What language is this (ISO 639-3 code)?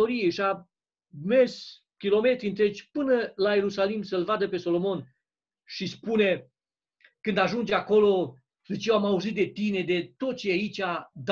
ron